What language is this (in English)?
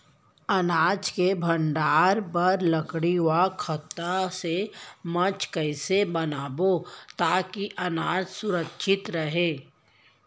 Chhattisgarhi